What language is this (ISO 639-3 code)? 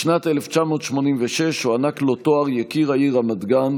heb